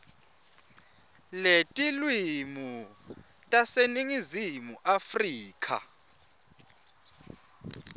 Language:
Swati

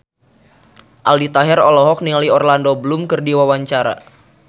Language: Sundanese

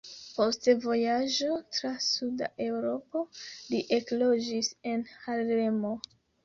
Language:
Esperanto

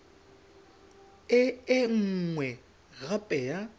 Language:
Tswana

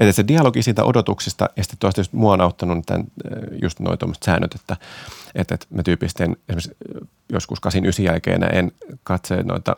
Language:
Finnish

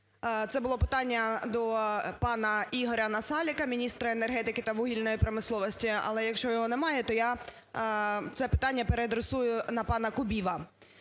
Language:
Ukrainian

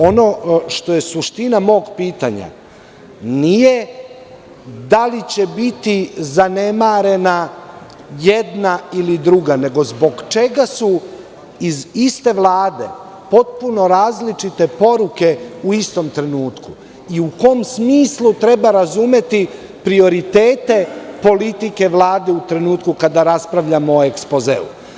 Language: Serbian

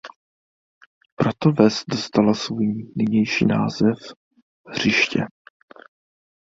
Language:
Czech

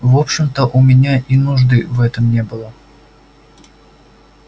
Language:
Russian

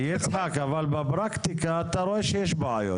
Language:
Hebrew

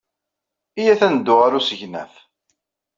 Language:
Kabyle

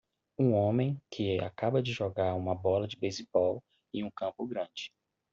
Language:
Portuguese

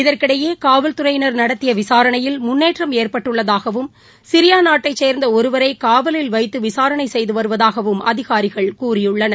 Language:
Tamil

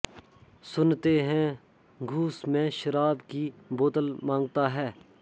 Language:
Sanskrit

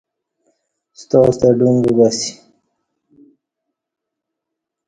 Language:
Kati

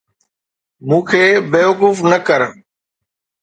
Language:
Sindhi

